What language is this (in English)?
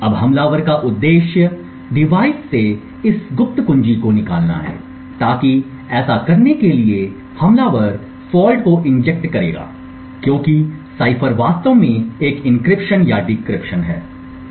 Hindi